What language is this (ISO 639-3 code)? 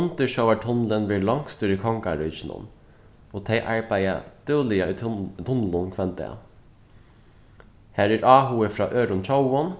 fao